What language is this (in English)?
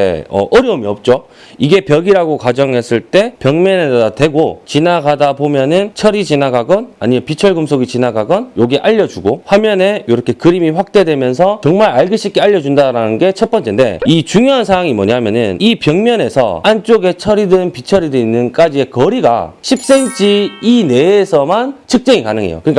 Korean